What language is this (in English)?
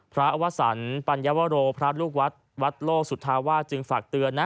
Thai